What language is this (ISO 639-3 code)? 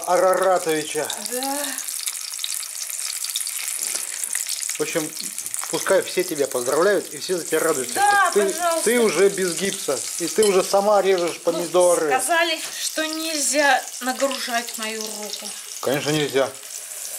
rus